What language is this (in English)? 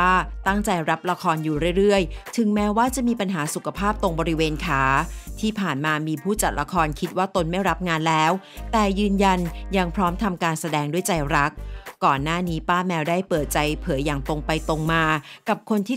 Thai